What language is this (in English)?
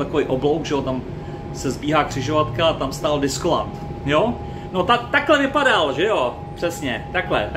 Czech